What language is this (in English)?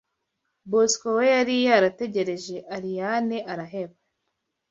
Kinyarwanda